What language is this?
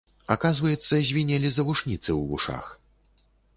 Belarusian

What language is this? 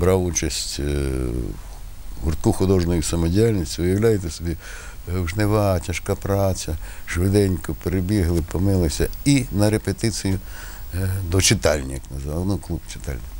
Ukrainian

